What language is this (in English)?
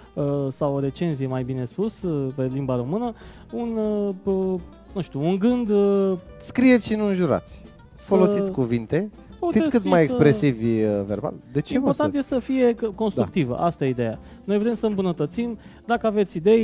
Romanian